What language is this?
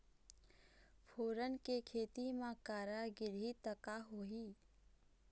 Chhattisgarhi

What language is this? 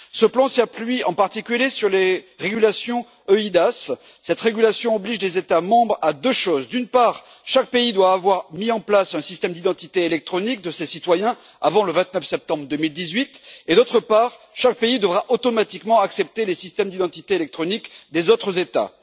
French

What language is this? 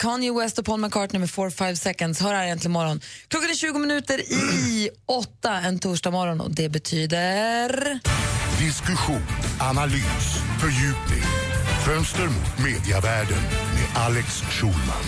Swedish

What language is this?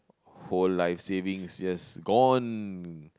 English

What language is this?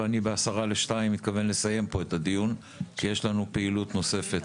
Hebrew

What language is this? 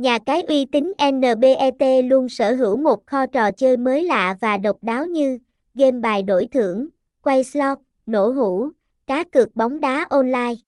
Vietnamese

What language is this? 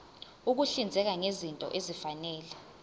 Zulu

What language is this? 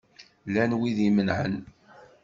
Kabyle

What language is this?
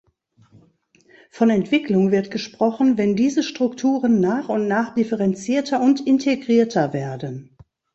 German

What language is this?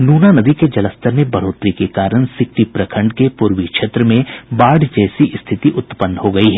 Hindi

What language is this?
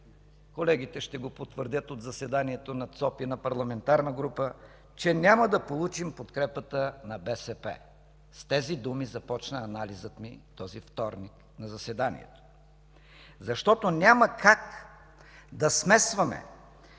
Bulgarian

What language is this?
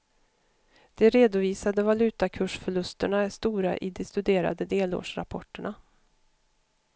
Swedish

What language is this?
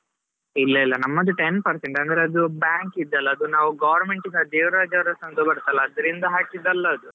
Kannada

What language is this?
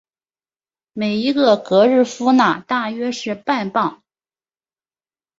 Chinese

